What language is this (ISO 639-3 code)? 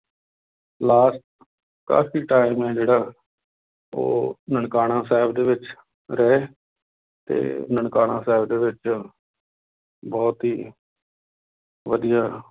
pan